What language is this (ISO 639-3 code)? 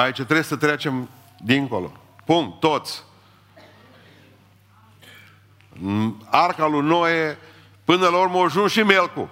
ron